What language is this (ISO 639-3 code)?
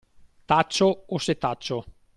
ita